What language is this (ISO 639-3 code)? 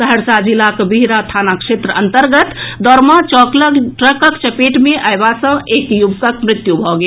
mai